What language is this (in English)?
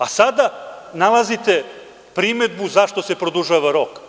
Serbian